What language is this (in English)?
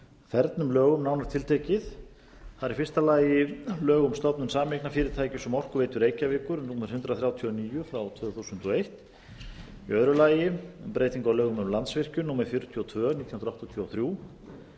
Icelandic